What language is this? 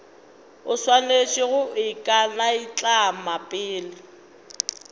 Northern Sotho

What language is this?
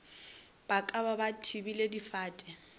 Northern Sotho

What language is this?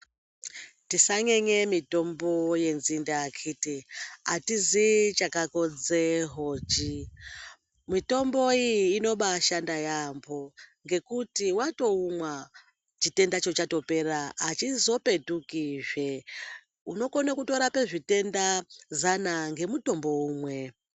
Ndau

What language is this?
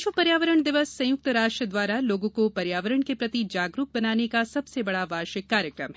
Hindi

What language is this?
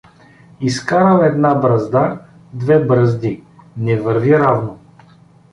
Bulgarian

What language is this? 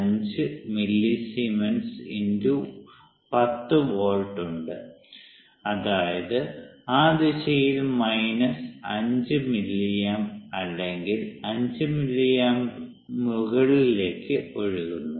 Malayalam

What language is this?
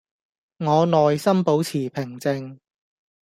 Cantonese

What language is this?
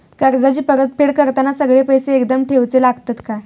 Marathi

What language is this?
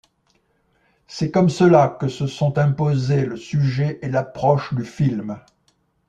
French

